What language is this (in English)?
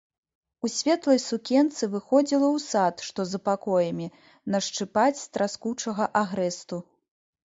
Belarusian